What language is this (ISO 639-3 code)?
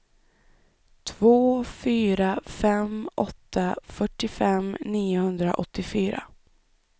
swe